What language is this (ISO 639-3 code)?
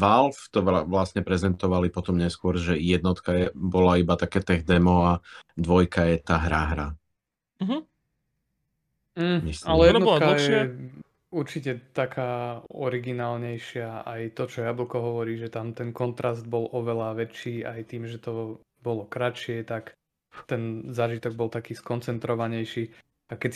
slk